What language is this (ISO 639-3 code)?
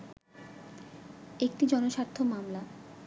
ben